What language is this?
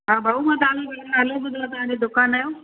Sindhi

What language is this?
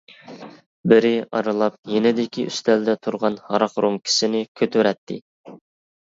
Uyghur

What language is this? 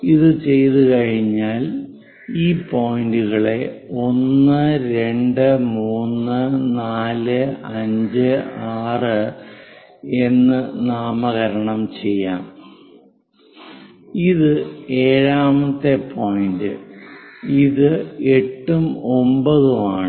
Malayalam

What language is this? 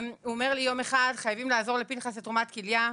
Hebrew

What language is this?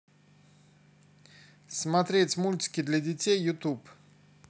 Russian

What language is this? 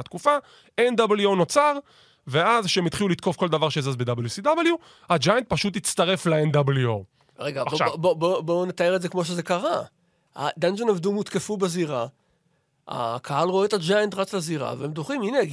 Hebrew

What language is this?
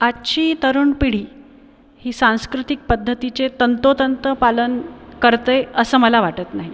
Marathi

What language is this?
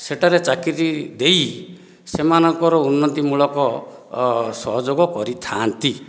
Odia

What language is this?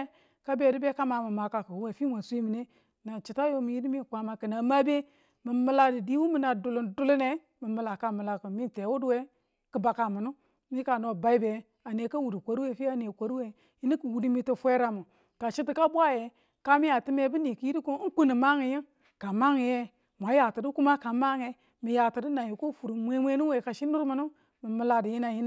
Tula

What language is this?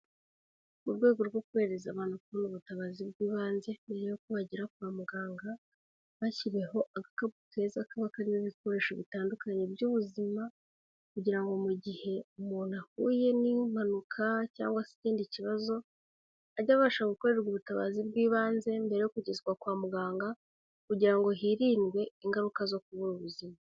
Kinyarwanda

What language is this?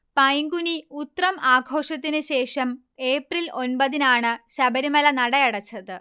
Malayalam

